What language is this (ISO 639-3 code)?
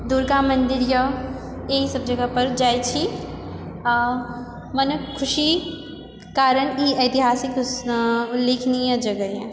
mai